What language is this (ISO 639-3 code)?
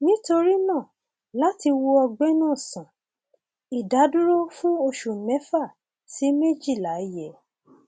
yor